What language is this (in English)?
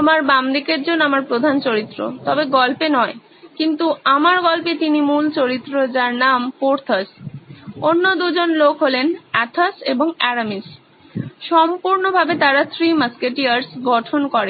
Bangla